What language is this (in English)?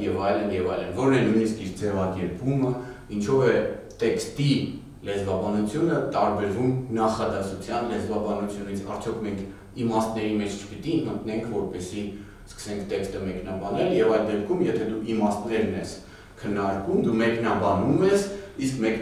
Romanian